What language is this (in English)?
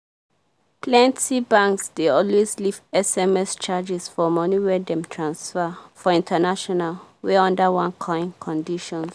Nigerian Pidgin